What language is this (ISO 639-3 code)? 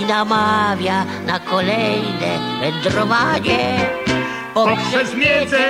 pol